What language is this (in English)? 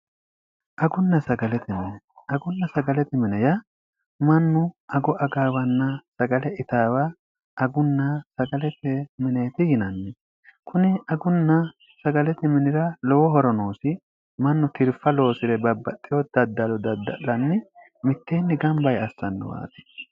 Sidamo